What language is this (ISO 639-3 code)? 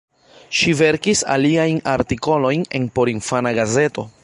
epo